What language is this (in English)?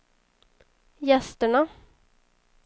Swedish